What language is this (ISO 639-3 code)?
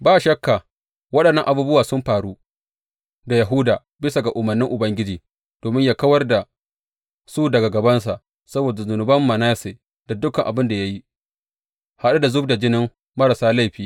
hau